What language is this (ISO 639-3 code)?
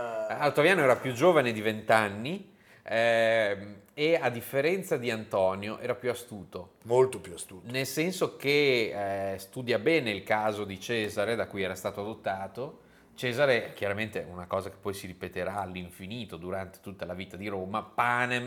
ita